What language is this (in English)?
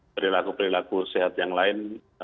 Indonesian